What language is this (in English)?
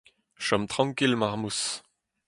Breton